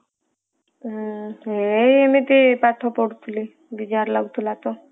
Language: Odia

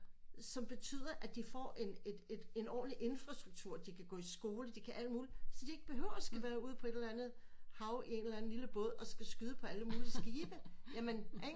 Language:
Danish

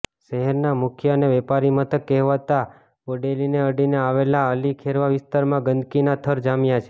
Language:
Gujarati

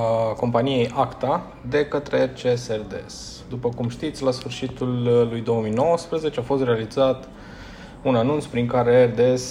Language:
Romanian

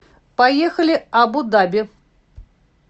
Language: Russian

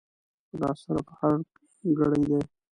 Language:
Pashto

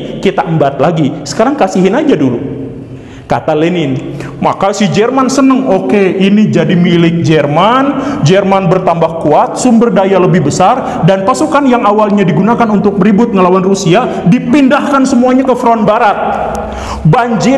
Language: Indonesian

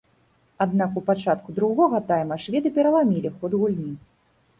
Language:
Belarusian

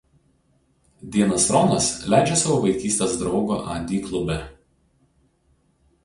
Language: Lithuanian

